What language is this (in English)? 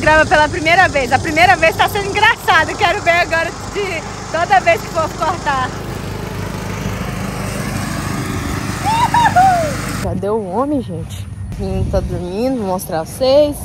Portuguese